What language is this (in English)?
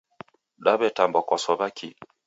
Taita